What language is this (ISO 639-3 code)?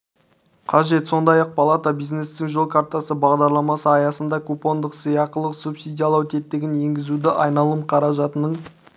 kaz